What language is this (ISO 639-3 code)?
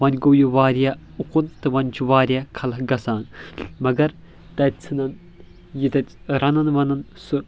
kas